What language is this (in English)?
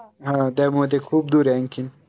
Marathi